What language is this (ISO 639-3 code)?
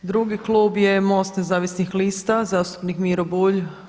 hrv